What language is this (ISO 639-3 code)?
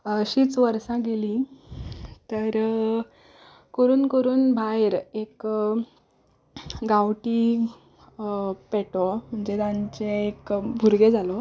kok